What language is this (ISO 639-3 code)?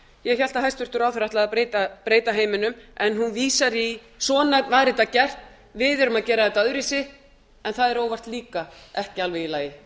isl